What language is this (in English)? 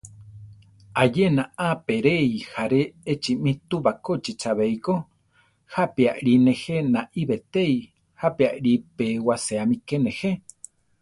Central Tarahumara